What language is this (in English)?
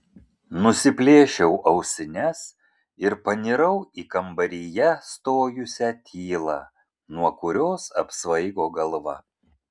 Lithuanian